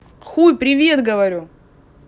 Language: Russian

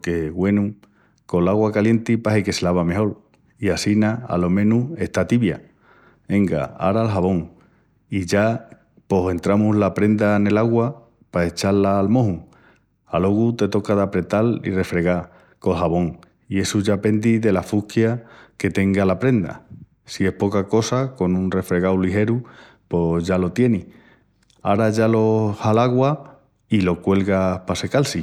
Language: Extremaduran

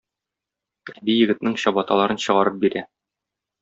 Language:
Tatar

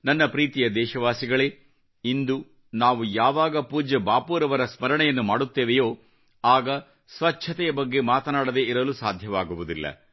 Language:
Kannada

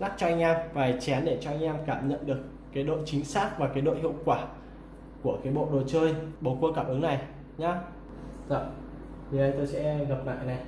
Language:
Vietnamese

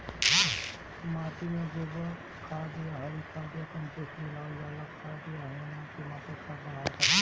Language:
Bhojpuri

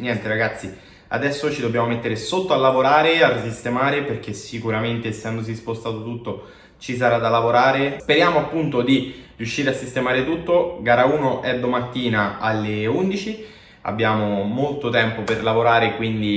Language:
Italian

